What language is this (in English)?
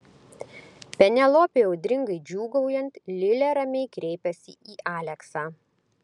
Lithuanian